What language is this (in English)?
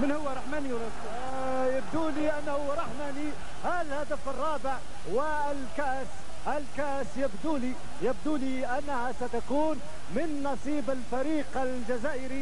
Arabic